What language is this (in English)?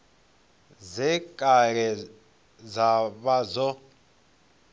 Venda